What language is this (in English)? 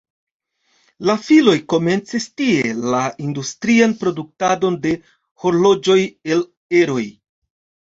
Esperanto